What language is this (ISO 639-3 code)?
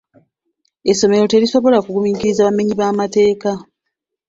lug